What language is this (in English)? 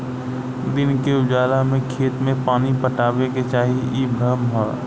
Bhojpuri